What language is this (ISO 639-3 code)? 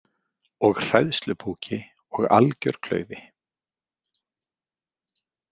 isl